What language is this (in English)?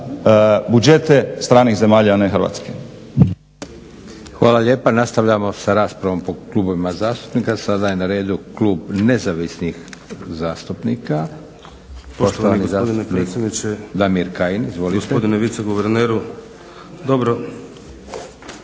Croatian